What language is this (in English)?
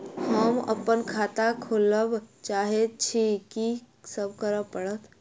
Maithili